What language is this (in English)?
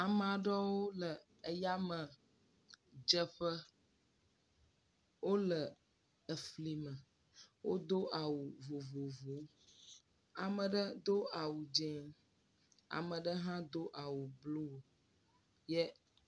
Ewe